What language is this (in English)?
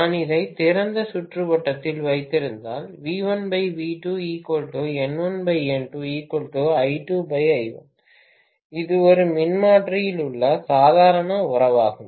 Tamil